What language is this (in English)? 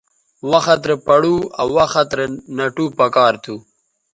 Bateri